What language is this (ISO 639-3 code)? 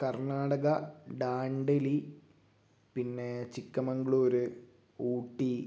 mal